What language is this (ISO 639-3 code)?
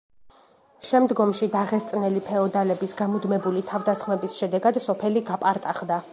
kat